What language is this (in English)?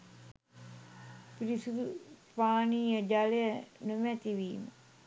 Sinhala